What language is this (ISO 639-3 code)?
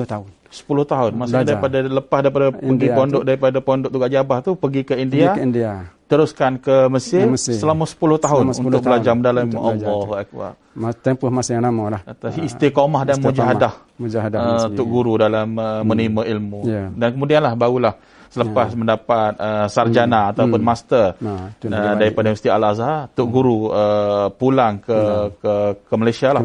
msa